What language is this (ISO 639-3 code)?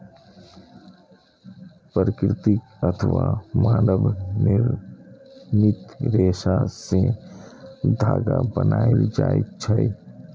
mai